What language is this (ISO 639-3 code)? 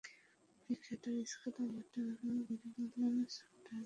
ben